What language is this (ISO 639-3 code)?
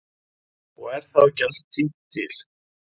isl